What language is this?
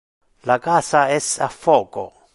Interlingua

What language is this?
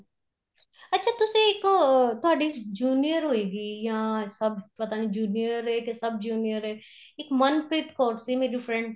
Punjabi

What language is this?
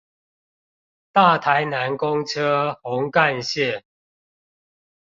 Chinese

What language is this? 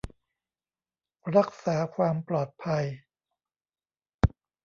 Thai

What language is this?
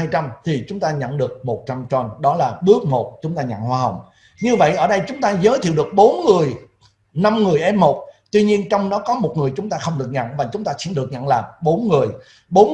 Vietnamese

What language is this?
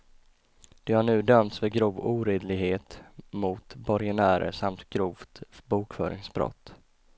Swedish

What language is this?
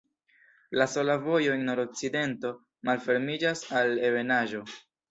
Esperanto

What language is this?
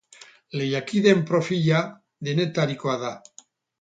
Basque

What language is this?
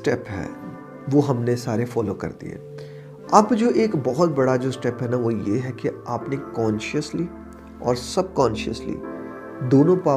Urdu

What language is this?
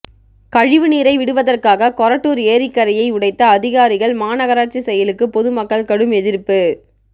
Tamil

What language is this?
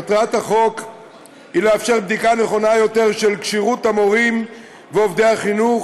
Hebrew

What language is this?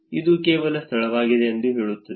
Kannada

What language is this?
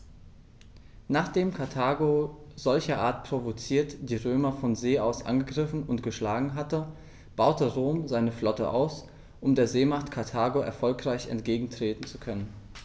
German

